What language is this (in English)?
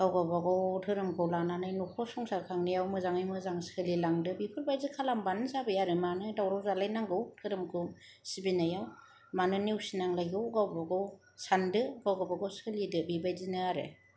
Bodo